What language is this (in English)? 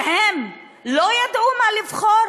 Hebrew